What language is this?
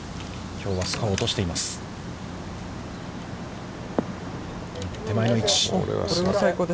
Japanese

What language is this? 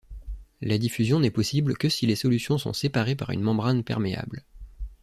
French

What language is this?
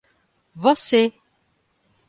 Portuguese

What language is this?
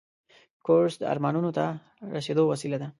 Pashto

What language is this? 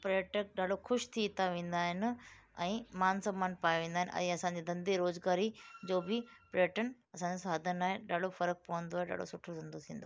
Sindhi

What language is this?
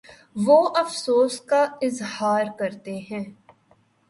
Urdu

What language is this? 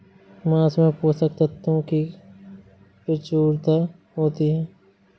Hindi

